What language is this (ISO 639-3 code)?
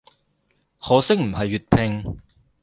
yue